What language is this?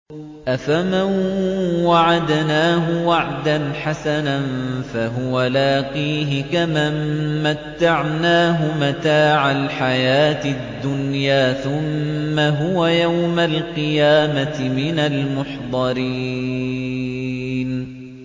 Arabic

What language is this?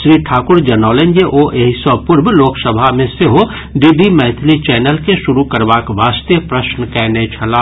Maithili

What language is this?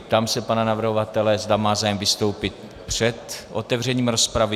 Czech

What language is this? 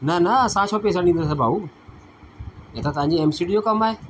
Sindhi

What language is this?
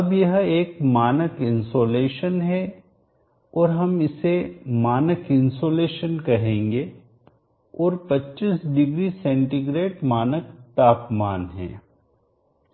Hindi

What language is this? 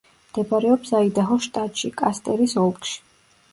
Georgian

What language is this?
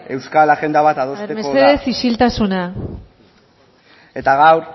Basque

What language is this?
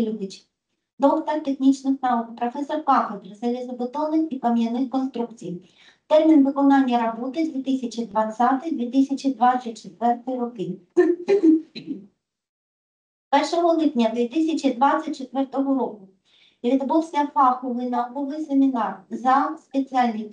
Ukrainian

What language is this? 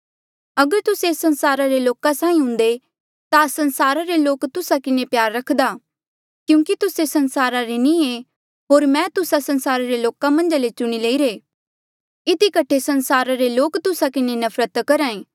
Mandeali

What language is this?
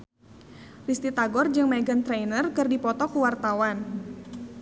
Sundanese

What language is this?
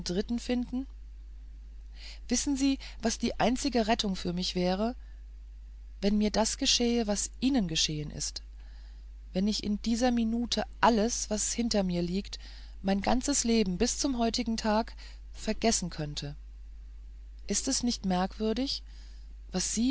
German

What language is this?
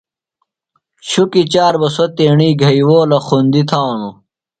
Phalura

